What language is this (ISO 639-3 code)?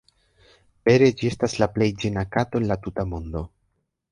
epo